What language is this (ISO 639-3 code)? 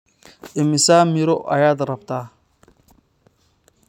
som